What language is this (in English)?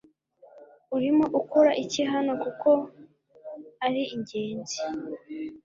Kinyarwanda